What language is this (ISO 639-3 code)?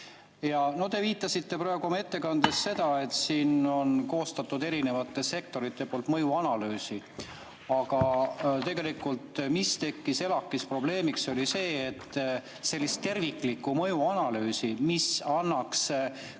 est